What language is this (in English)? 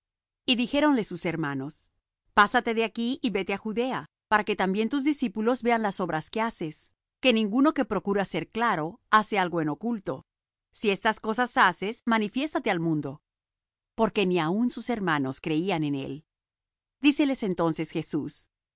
Spanish